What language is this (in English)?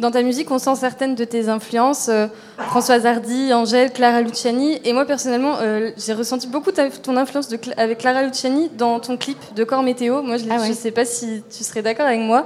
French